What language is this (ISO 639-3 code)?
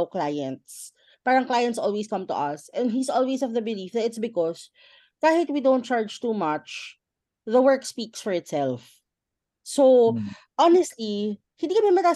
fil